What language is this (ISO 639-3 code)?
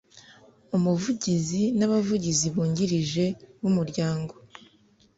kin